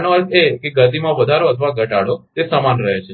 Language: Gujarati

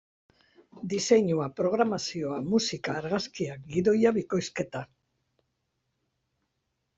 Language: Basque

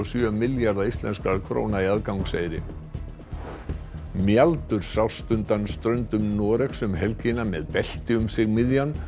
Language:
Icelandic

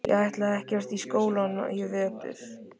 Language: Icelandic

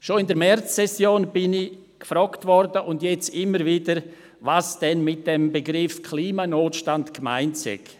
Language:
Swiss German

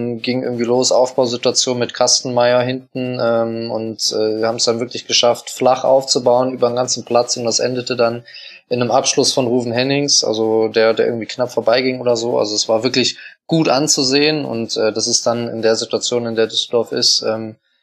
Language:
German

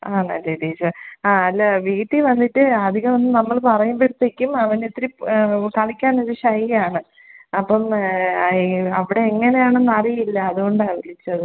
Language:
Malayalam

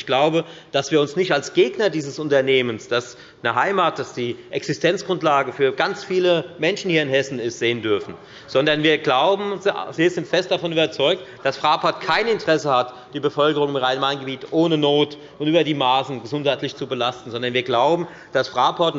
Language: German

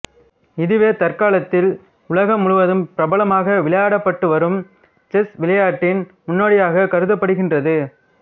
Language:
Tamil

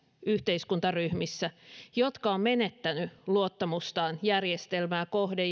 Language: Finnish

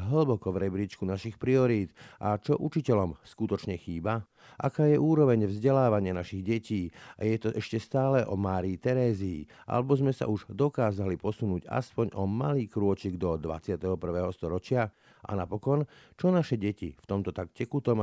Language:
Slovak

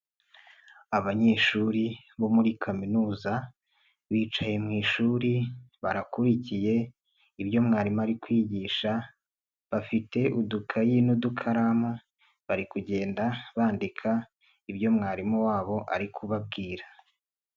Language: Kinyarwanda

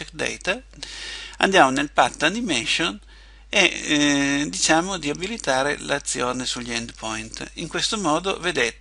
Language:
Italian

